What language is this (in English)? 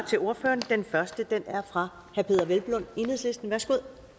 Danish